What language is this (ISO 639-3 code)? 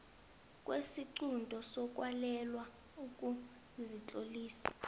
nbl